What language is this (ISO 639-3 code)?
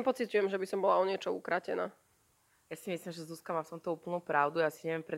slk